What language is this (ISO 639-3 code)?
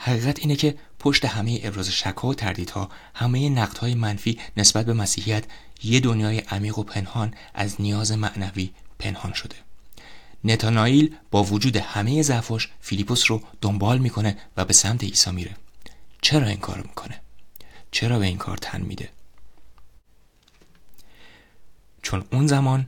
fas